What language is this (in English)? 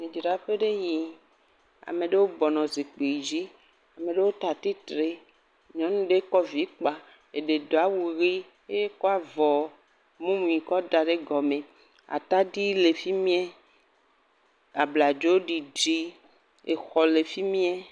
Ewe